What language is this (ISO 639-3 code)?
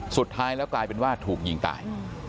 tha